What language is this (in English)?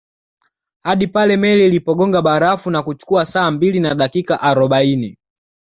Swahili